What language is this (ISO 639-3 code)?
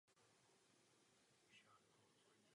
ces